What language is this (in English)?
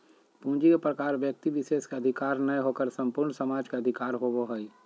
Magahi